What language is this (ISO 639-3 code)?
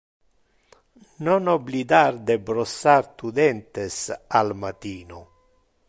ina